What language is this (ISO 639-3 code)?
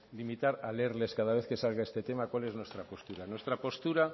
spa